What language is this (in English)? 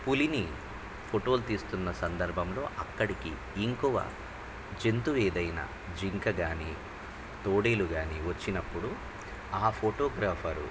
Telugu